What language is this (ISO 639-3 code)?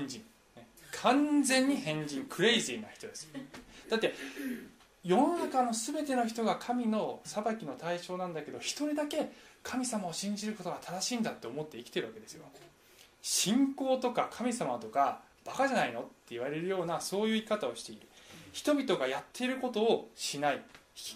jpn